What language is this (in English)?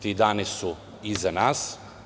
Serbian